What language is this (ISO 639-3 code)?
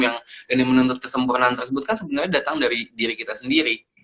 ind